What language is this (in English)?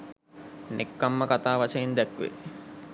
Sinhala